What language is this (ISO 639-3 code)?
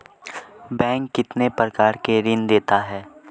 hin